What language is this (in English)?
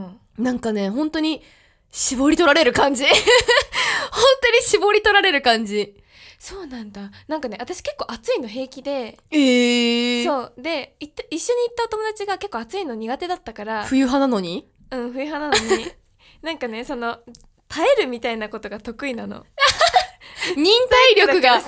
Japanese